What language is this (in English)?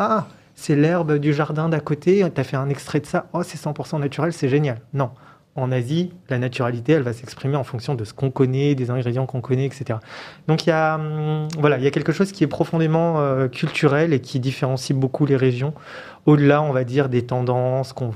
French